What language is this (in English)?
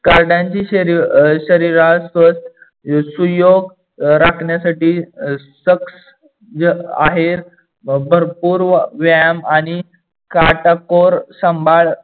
Marathi